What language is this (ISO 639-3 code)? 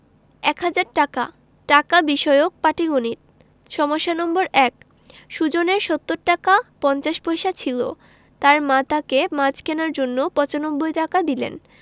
ben